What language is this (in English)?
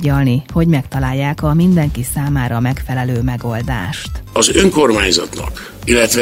Hungarian